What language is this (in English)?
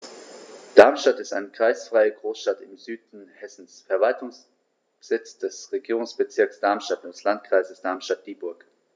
German